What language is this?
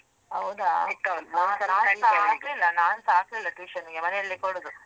Kannada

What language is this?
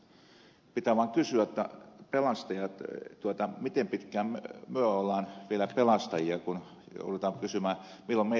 Finnish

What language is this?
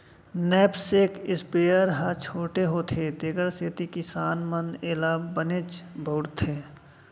Chhattisgarhi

